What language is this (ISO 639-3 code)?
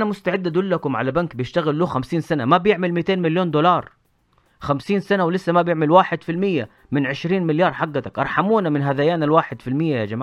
ara